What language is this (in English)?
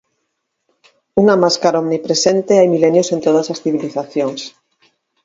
Galician